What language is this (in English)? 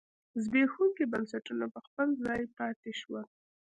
Pashto